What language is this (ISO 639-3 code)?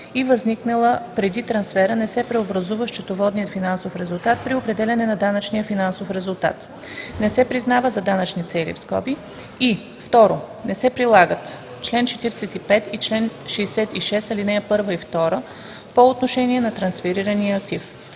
bul